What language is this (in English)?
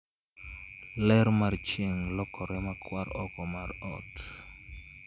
Luo (Kenya and Tanzania)